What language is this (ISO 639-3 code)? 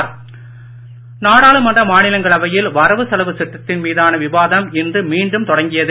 tam